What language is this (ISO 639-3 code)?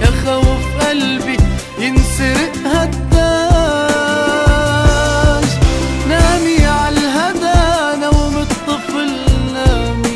ara